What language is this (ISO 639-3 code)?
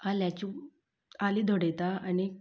kok